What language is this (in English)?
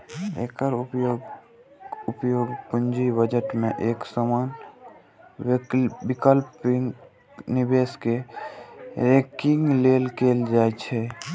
Maithili